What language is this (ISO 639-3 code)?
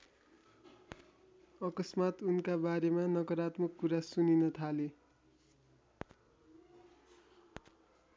nep